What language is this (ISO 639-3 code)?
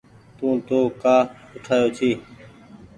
gig